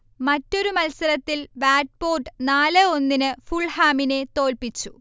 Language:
Malayalam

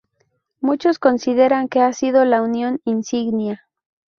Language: Spanish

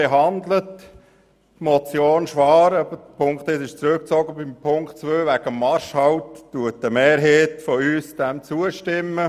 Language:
Swiss German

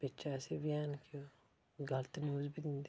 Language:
Dogri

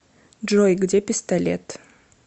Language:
Russian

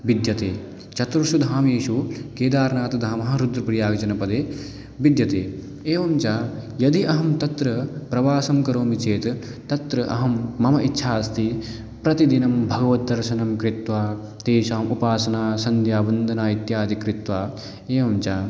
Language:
Sanskrit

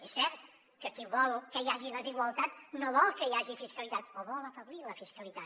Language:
Catalan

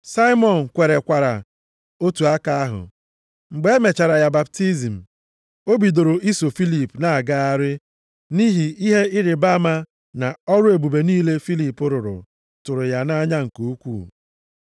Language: Igbo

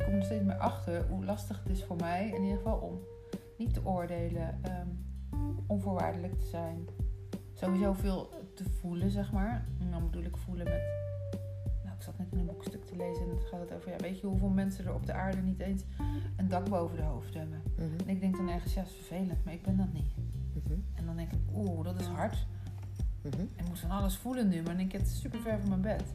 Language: Dutch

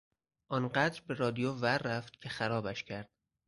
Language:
Persian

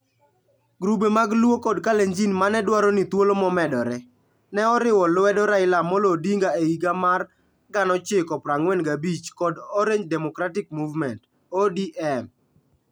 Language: Luo (Kenya and Tanzania)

